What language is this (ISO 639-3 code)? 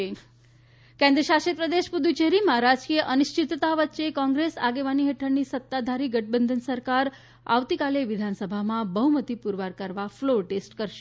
guj